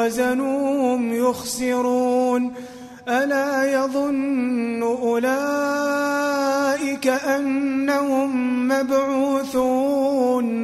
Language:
Arabic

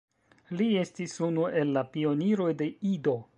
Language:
Esperanto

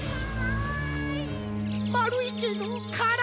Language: Japanese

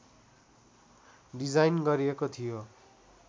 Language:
Nepali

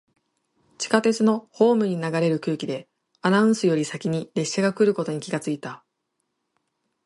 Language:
Japanese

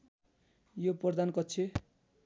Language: Nepali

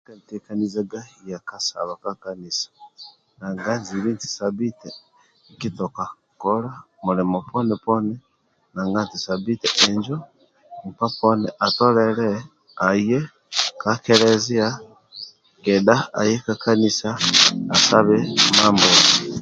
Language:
Amba (Uganda)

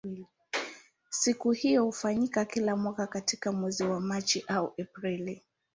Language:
Swahili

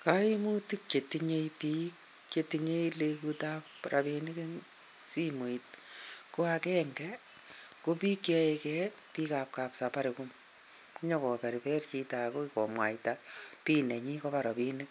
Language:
Kalenjin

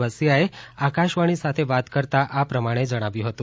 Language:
Gujarati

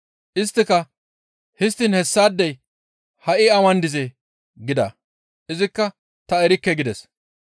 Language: Gamo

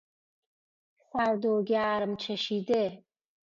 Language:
Persian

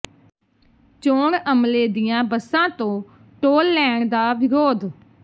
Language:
Punjabi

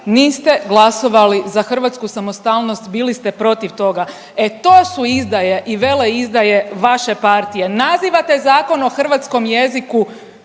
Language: Croatian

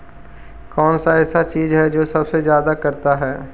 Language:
Magahi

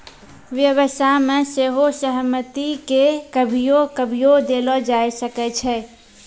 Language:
Maithili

